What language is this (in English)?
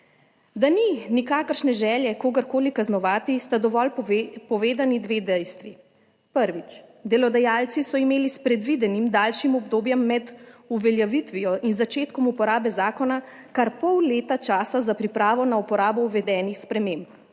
Slovenian